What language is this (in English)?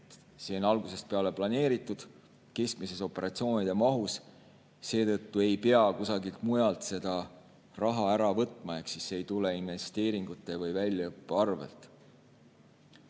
Estonian